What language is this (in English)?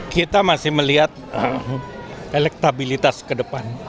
Indonesian